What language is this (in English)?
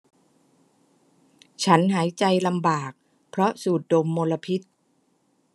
Thai